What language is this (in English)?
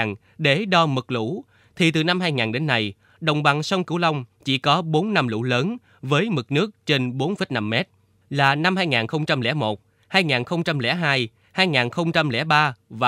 Vietnamese